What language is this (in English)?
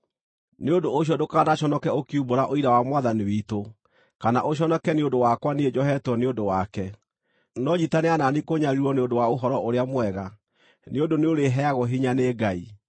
Kikuyu